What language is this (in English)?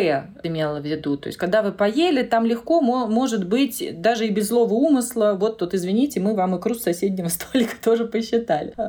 Russian